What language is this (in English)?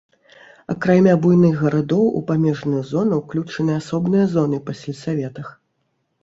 Belarusian